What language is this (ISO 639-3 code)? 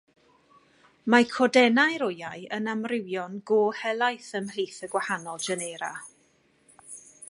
cym